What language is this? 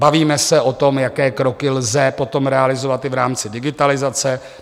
Czech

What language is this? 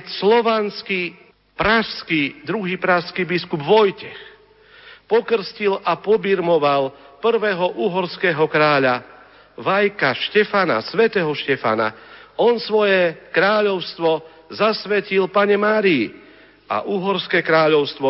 Slovak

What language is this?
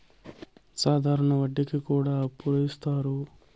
Telugu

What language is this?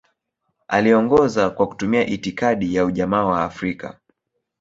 Swahili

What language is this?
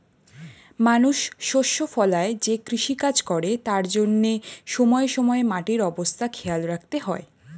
Bangla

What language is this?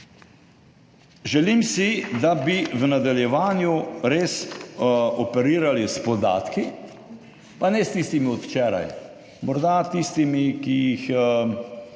Slovenian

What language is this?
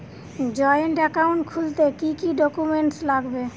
Bangla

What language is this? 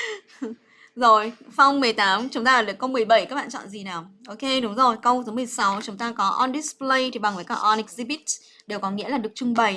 Vietnamese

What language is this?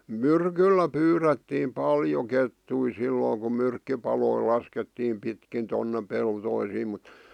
Finnish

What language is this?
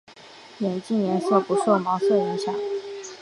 Chinese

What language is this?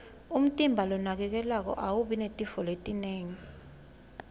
Swati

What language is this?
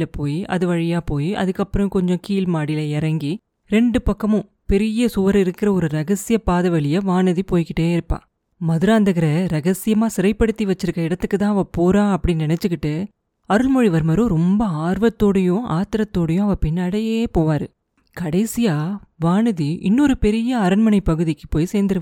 Tamil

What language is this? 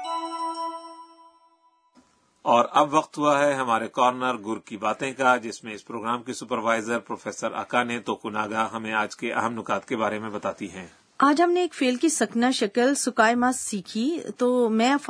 Urdu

